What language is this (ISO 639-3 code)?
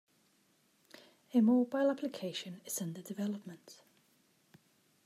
eng